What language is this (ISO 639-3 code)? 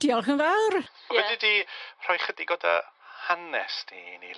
cym